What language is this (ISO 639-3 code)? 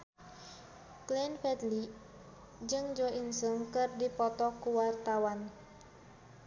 sun